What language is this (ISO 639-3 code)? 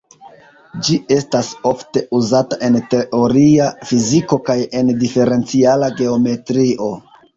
epo